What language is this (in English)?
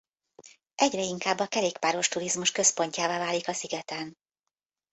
Hungarian